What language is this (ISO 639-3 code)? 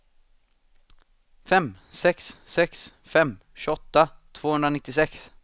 swe